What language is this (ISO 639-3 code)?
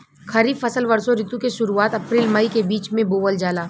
bho